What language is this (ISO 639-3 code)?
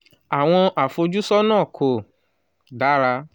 yor